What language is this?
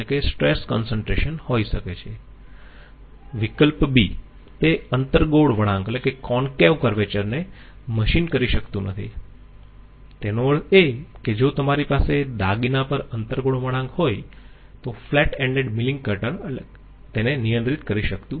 Gujarati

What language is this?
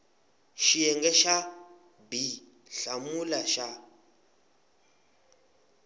Tsonga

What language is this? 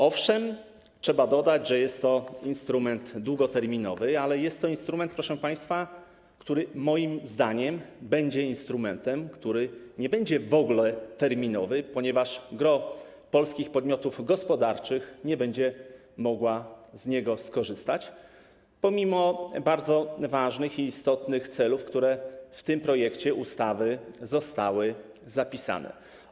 Polish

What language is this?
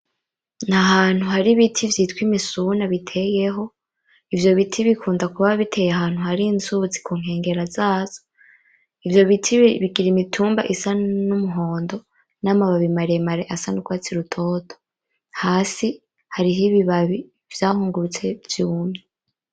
Rundi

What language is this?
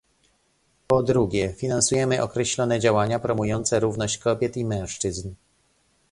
Polish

